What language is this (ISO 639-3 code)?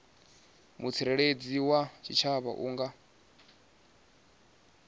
ven